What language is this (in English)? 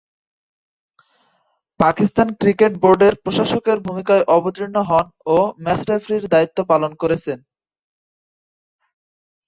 Bangla